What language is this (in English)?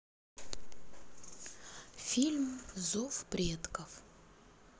Russian